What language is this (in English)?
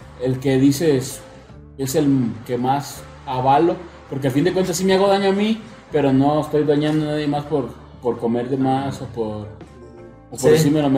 Spanish